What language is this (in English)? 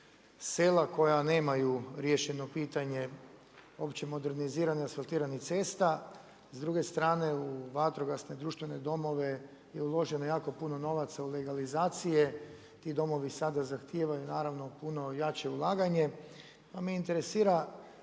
Croatian